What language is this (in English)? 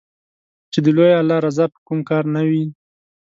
Pashto